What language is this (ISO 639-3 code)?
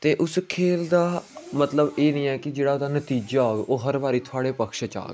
doi